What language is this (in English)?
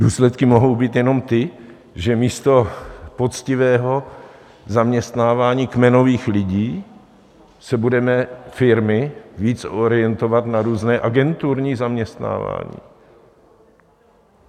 Czech